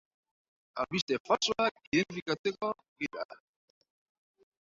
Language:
Basque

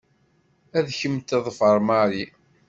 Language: Kabyle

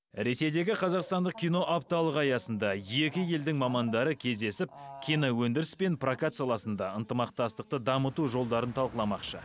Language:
Kazakh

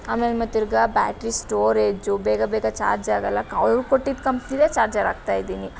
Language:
Kannada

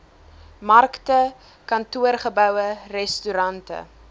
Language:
Afrikaans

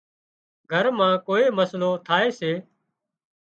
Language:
Wadiyara Koli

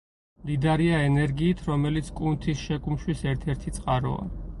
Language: Georgian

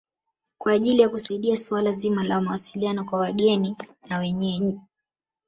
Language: Swahili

